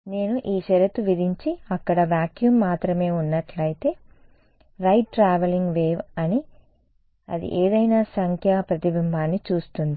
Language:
Telugu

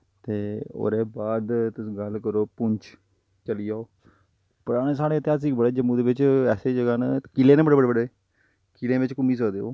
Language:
Dogri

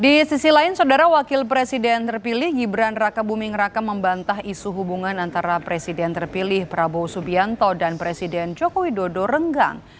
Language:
Indonesian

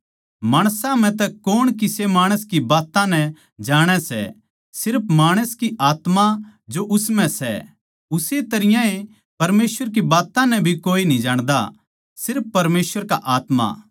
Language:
Haryanvi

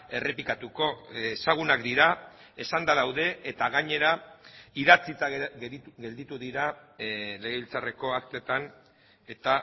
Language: Basque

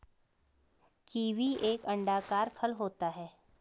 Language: Hindi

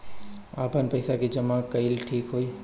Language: Bhojpuri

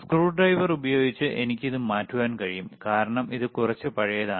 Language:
Malayalam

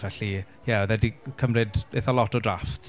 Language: Welsh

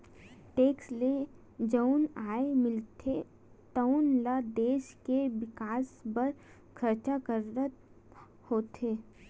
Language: Chhattisgarhi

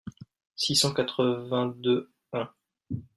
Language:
French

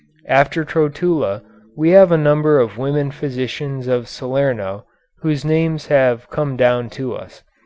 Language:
English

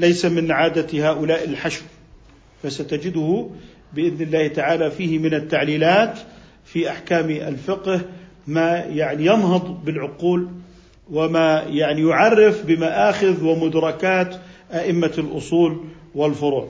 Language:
Arabic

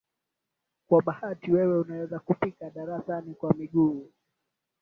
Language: Swahili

